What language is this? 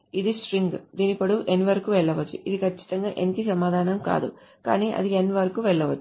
Telugu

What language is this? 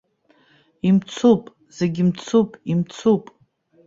Abkhazian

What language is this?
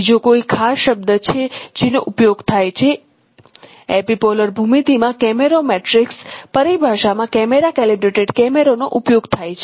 Gujarati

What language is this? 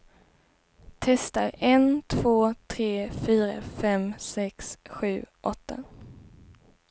Swedish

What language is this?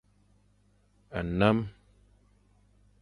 Fang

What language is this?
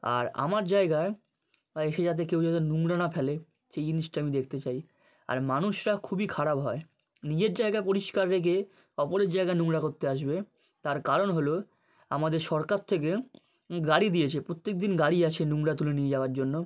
Bangla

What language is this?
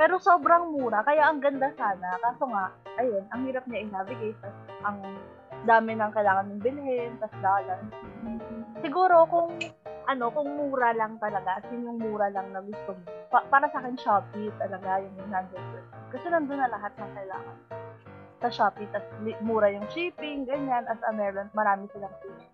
Filipino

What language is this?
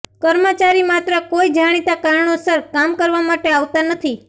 Gujarati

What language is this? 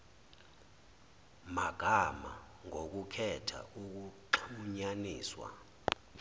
Zulu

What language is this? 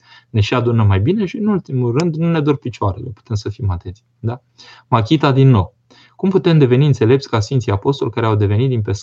Romanian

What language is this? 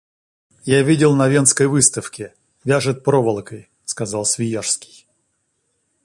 Russian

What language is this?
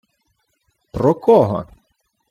Ukrainian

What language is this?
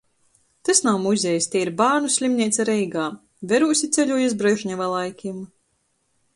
Latgalian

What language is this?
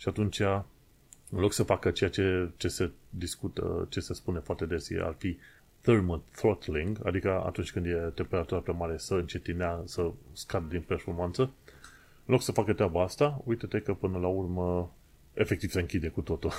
Romanian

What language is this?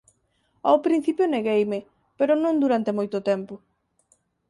Galician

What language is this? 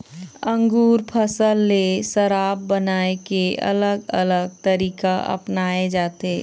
Chhattisgarhi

